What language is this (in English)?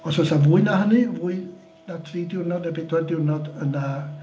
Welsh